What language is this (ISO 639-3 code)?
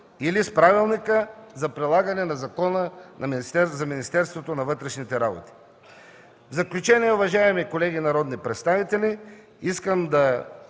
bul